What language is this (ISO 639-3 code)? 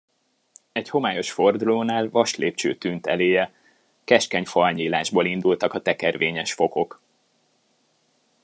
hun